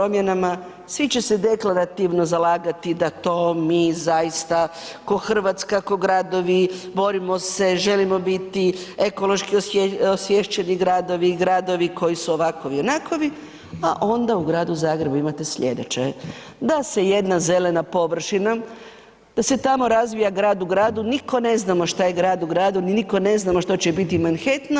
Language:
Croatian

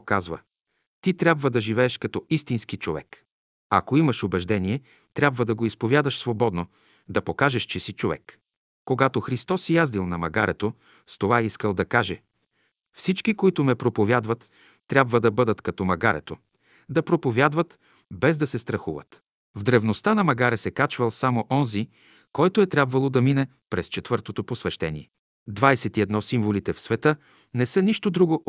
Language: Bulgarian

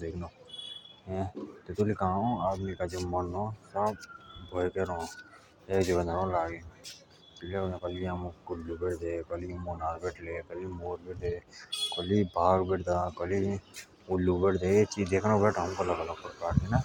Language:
Jaunsari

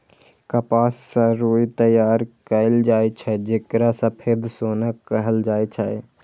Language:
Maithili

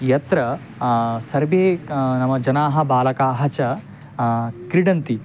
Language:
Sanskrit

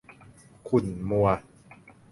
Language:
Thai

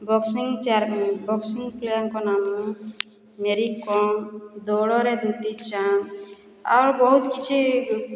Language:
Odia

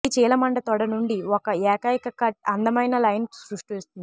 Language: Telugu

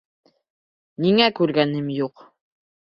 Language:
Bashkir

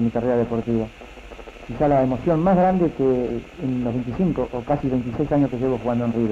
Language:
Spanish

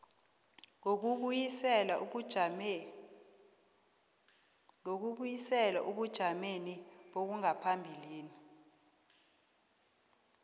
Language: South Ndebele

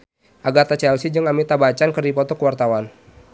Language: Sundanese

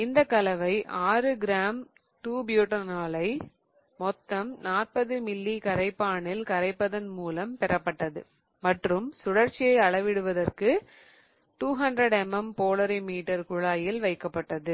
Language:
Tamil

